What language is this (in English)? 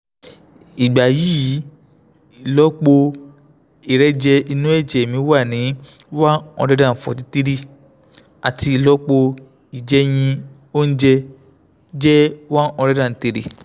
Yoruba